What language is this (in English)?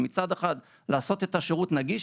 Hebrew